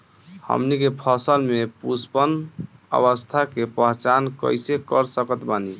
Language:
Bhojpuri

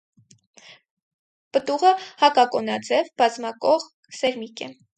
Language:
Armenian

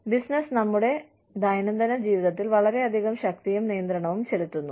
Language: Malayalam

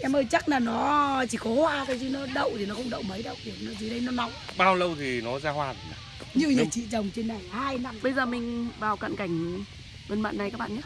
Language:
Vietnamese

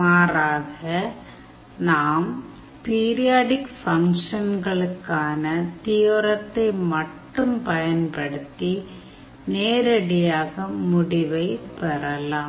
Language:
Tamil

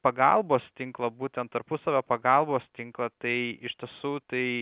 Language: Lithuanian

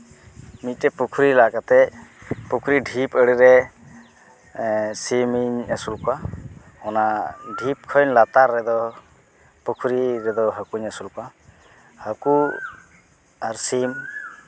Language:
Santali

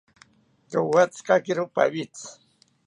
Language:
South Ucayali Ashéninka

